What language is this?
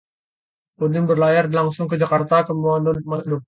Indonesian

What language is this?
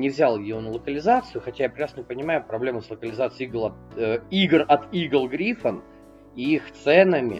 Russian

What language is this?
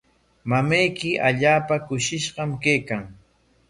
Corongo Ancash Quechua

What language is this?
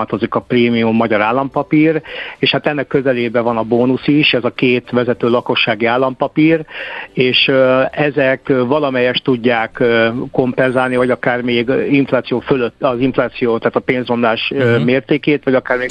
Hungarian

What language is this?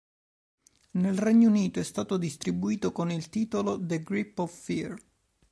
Italian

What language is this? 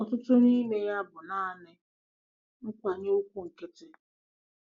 Igbo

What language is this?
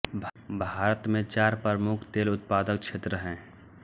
Hindi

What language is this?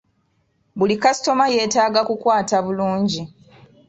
Ganda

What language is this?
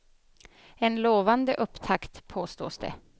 Swedish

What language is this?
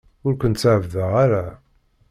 Kabyle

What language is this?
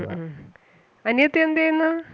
Malayalam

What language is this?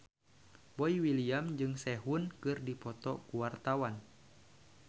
Sundanese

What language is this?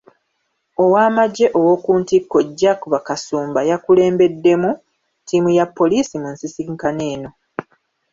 Ganda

